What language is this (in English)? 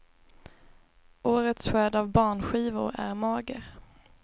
Swedish